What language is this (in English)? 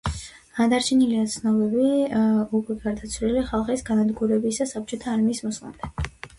Georgian